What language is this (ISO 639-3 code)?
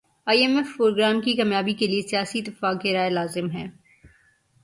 urd